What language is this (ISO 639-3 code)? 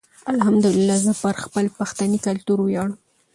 pus